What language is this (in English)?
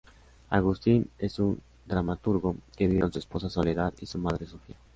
Spanish